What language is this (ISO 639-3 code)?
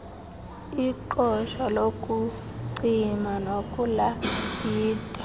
xho